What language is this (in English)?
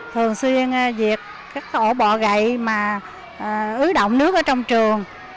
Vietnamese